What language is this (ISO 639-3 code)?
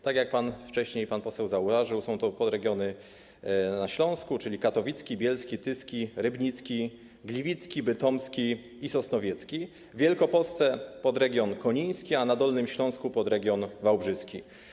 pol